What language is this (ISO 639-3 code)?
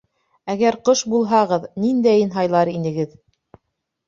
bak